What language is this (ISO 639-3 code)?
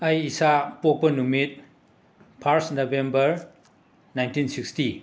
mni